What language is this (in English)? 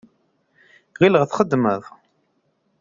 Kabyle